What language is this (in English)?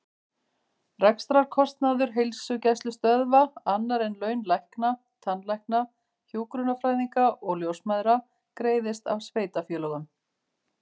Icelandic